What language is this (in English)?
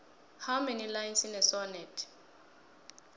South Ndebele